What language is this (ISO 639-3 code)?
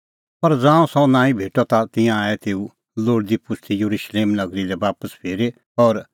kfx